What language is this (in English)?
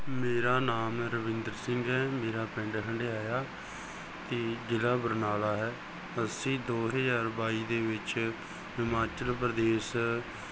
Punjabi